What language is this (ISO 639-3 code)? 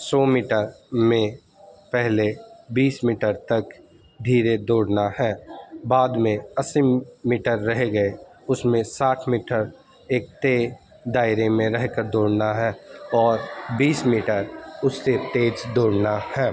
urd